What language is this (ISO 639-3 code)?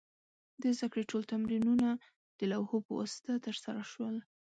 pus